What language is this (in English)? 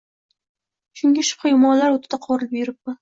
Uzbek